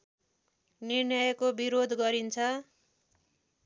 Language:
Nepali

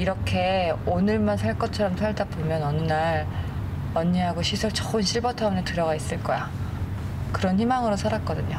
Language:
Korean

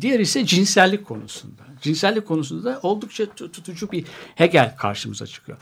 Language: Turkish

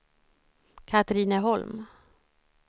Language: Swedish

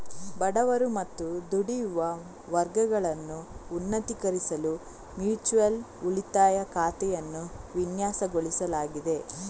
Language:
Kannada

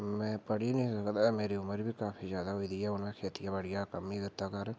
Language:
Dogri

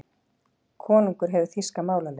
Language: Icelandic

